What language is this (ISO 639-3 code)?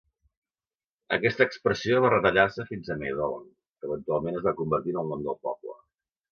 cat